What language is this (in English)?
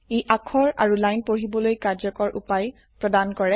Assamese